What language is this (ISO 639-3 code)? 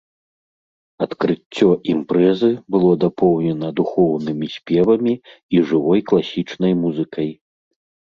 bel